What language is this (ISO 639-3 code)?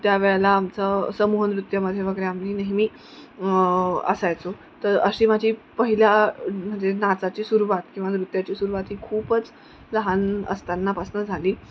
mar